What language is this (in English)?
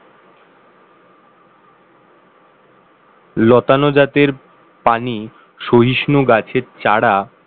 Bangla